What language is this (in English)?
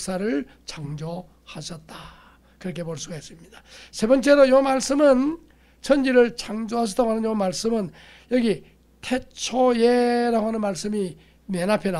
Korean